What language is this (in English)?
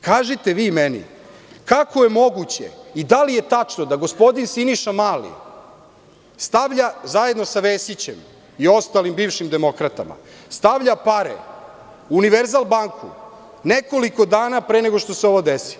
Serbian